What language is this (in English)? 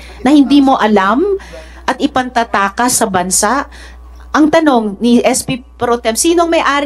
Filipino